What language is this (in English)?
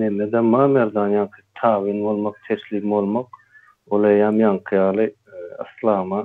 Turkish